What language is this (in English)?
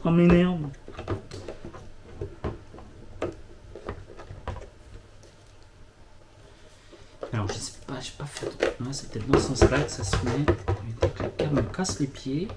French